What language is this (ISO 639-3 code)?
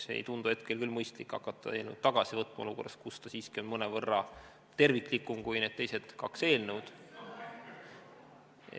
est